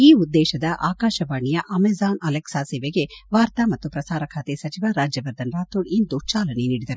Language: Kannada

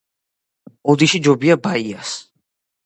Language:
Georgian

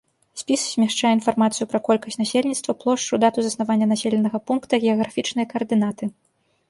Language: Belarusian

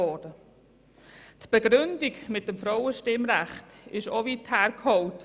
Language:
Swiss German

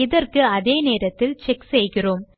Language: Tamil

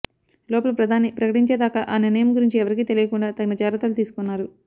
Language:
Telugu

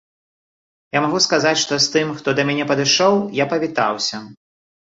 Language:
Belarusian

